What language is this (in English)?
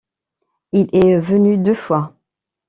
French